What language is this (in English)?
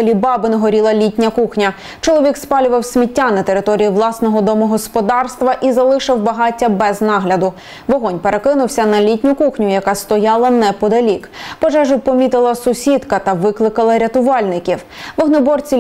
Ukrainian